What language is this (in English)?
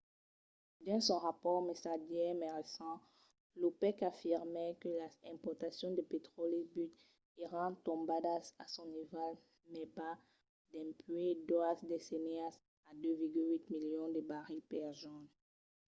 Occitan